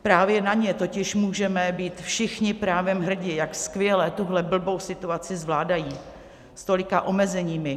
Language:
Czech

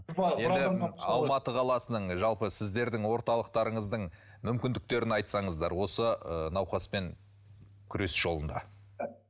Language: Kazakh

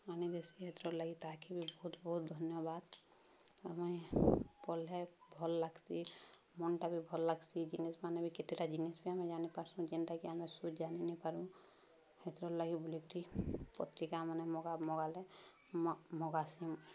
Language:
Odia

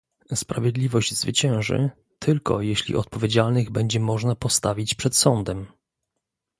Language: Polish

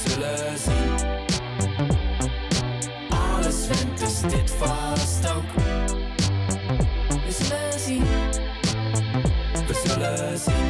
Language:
Dutch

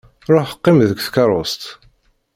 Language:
Kabyle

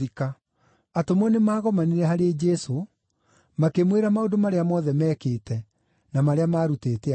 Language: Kikuyu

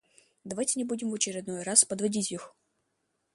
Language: Russian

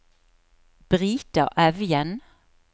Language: Norwegian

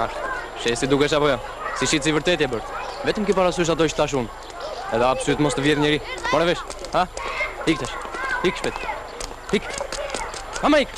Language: Romanian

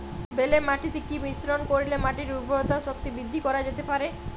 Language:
Bangla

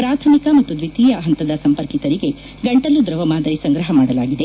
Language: Kannada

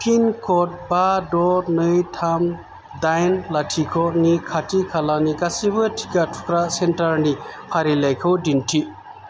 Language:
Bodo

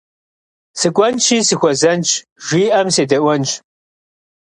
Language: Kabardian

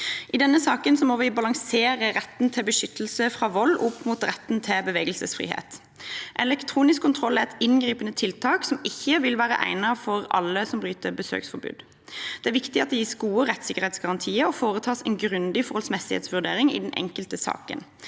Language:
Norwegian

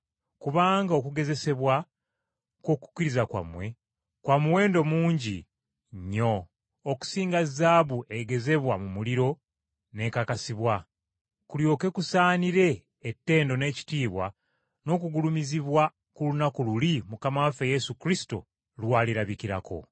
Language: Ganda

